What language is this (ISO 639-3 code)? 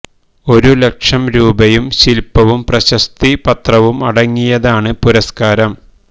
mal